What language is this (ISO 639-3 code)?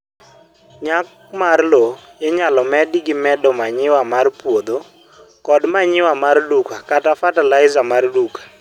luo